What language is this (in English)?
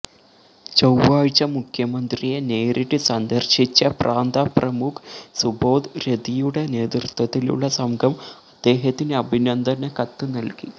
Malayalam